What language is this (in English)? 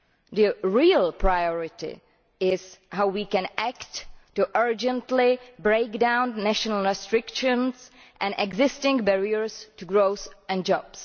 English